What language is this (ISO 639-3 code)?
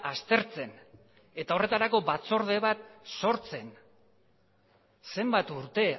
eus